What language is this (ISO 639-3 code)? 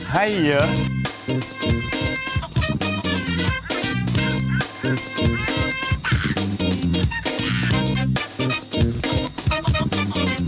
tha